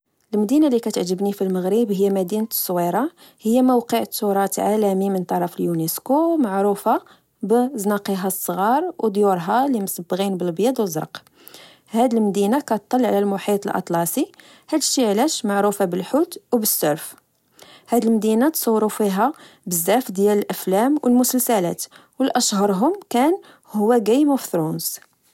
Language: Moroccan Arabic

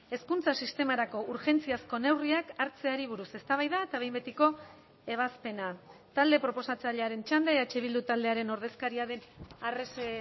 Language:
Basque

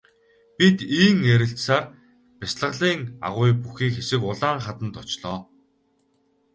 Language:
Mongolian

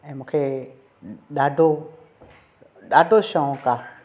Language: Sindhi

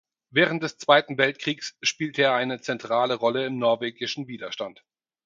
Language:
German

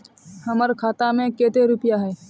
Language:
Magahi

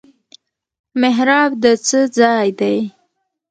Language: Pashto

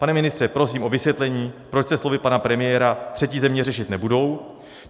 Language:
Czech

